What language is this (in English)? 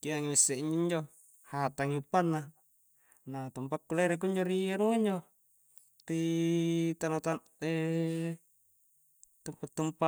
Coastal Konjo